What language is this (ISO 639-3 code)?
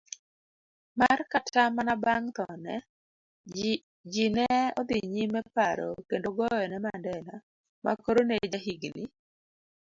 luo